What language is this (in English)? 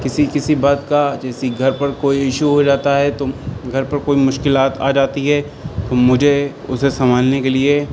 Urdu